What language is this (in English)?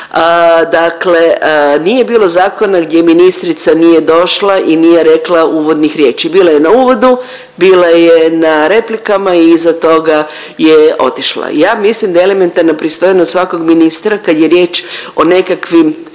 Croatian